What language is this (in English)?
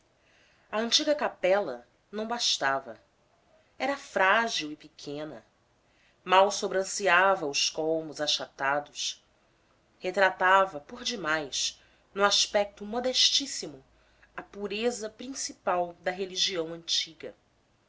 Portuguese